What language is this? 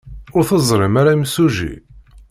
Kabyle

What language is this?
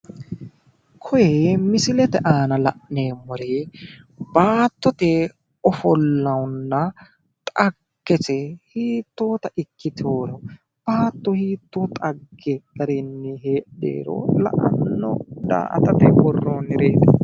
Sidamo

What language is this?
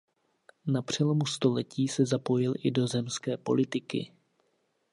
Czech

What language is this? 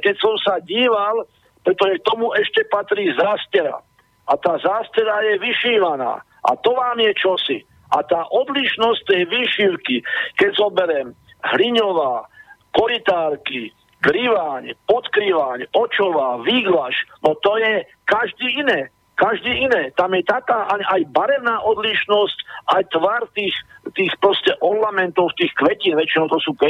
Slovak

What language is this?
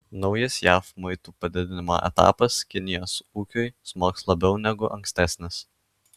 Lithuanian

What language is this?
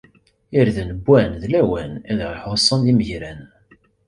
Kabyle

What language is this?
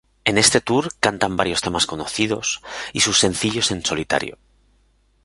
Spanish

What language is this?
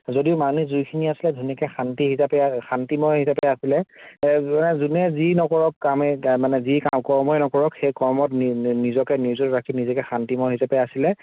Assamese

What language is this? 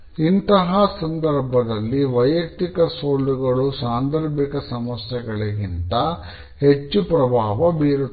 Kannada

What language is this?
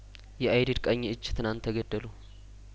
Amharic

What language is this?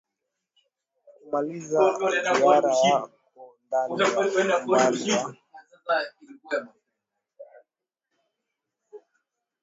Swahili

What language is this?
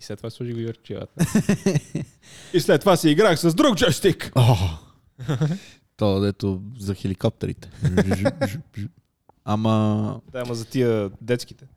Bulgarian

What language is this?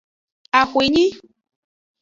Aja (Benin)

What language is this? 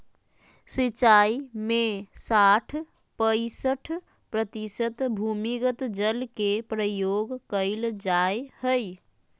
Magahi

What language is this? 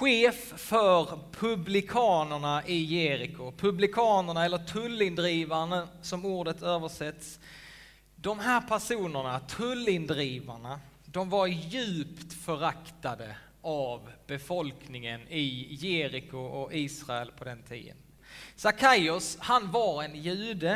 Swedish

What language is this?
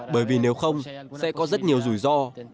Vietnamese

